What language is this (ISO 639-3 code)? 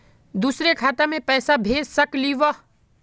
mag